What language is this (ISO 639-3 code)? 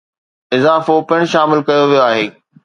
snd